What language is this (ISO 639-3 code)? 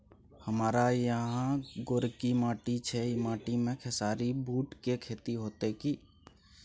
mai